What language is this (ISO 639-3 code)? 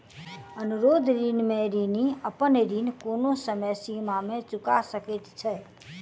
mai